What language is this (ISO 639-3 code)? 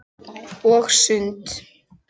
isl